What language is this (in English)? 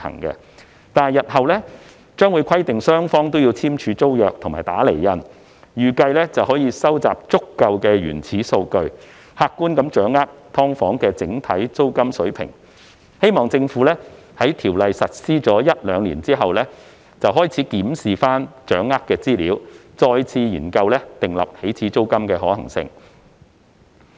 Cantonese